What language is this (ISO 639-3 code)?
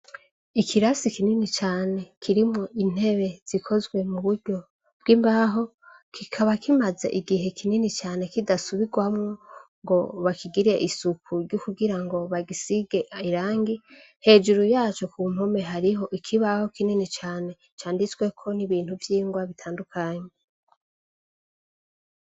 run